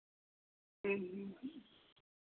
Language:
Santali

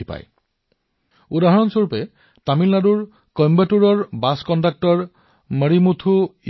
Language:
Assamese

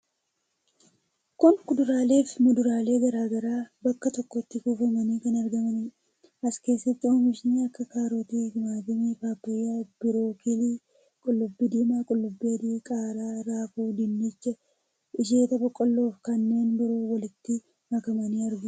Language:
Oromo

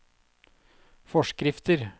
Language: Norwegian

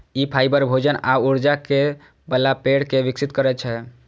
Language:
Maithili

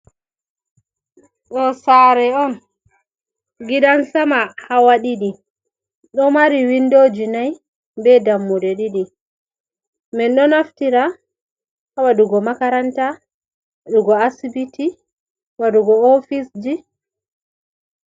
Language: Fula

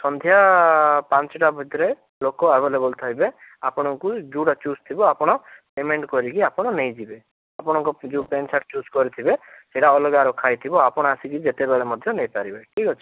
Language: Odia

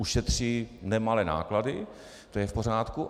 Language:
Czech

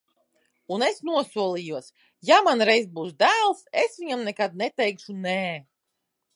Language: Latvian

